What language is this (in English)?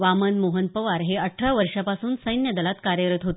Marathi